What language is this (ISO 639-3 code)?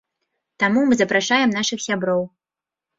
bel